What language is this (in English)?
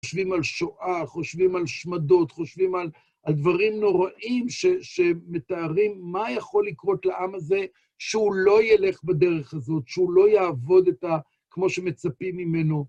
Hebrew